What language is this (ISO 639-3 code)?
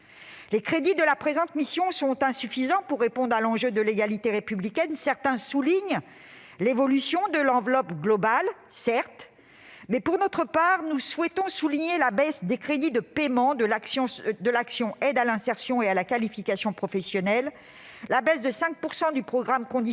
fra